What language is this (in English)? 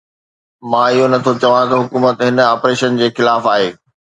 Sindhi